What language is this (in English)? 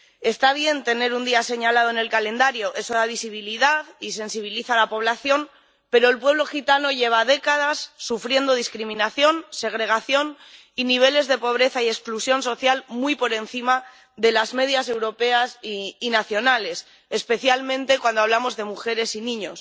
Spanish